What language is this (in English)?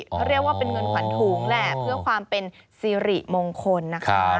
Thai